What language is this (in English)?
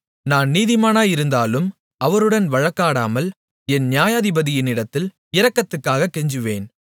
Tamil